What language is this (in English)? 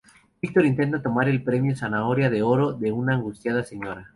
Spanish